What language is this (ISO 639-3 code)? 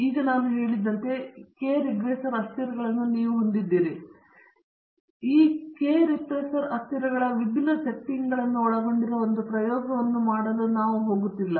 kan